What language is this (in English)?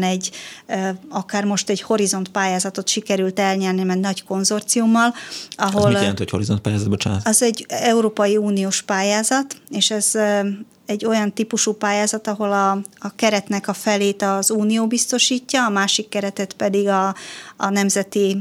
Hungarian